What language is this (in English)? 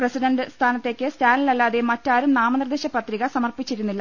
Malayalam